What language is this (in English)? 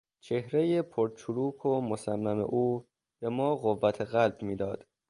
Persian